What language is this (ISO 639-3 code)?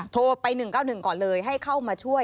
tha